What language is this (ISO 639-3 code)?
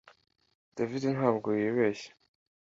kin